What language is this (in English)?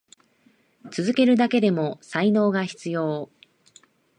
Japanese